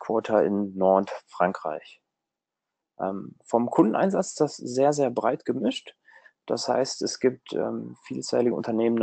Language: German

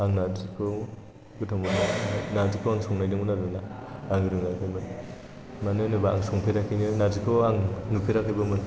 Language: Bodo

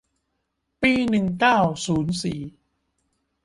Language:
Thai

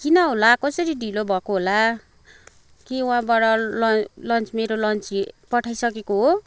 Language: Nepali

